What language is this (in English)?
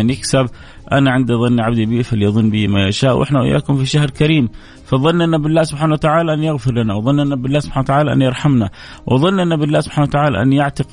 Arabic